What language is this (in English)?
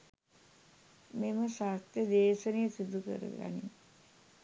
Sinhala